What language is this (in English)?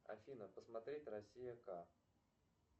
Russian